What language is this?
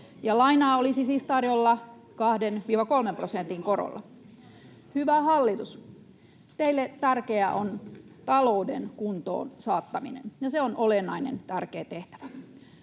Finnish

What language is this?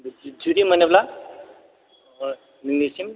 Bodo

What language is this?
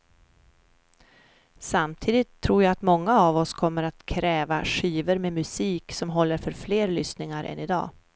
Swedish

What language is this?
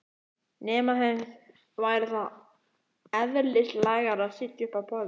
Icelandic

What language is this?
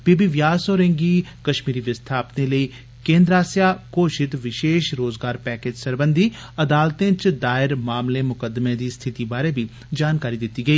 Dogri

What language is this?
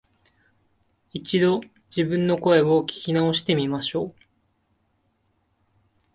Japanese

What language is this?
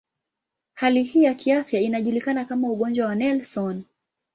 Swahili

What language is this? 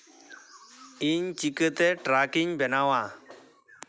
Santali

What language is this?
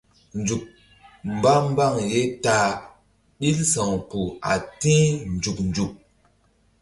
Mbum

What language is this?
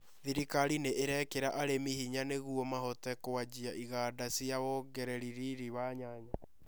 Kikuyu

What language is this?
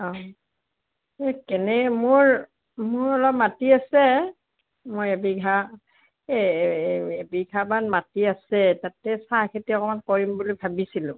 Assamese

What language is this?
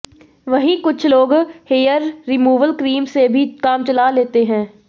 Hindi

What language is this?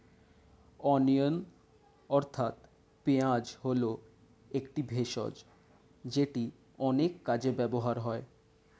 Bangla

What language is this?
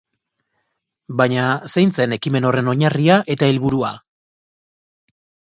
Basque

